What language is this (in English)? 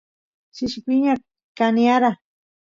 Santiago del Estero Quichua